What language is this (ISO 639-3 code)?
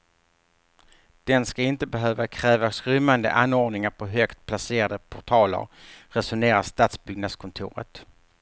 swe